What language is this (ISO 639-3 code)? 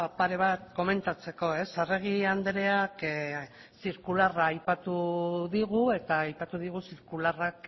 eus